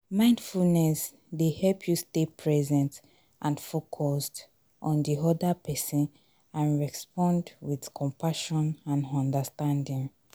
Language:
Nigerian Pidgin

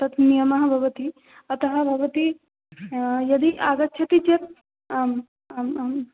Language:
Sanskrit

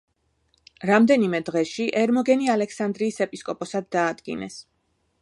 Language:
Georgian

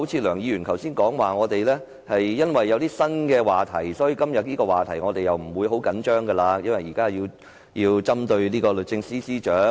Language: Cantonese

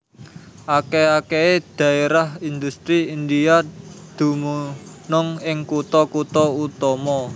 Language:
Javanese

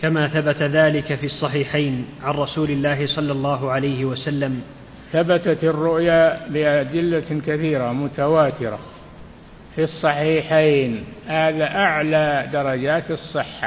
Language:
Arabic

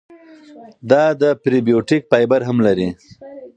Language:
Pashto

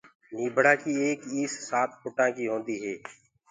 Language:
Gurgula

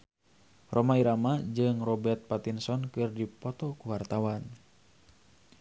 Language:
Sundanese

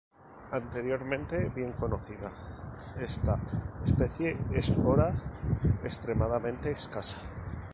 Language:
Spanish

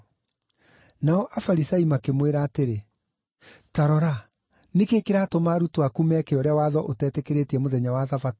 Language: Kikuyu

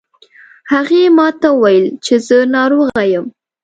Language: Pashto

